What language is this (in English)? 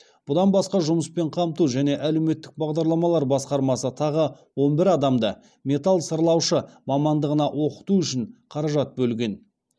Kazakh